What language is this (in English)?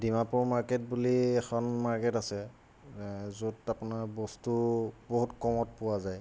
Assamese